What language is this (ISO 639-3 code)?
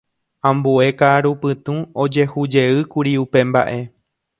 grn